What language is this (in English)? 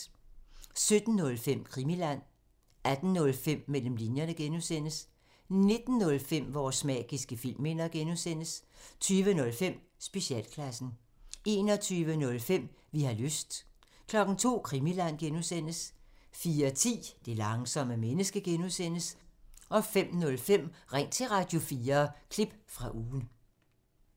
Danish